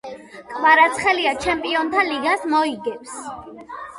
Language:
Georgian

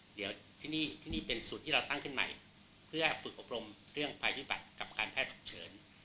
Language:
Thai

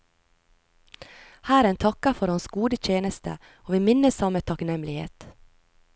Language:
Norwegian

